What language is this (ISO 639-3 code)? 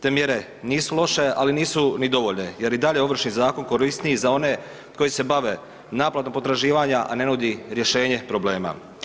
hrv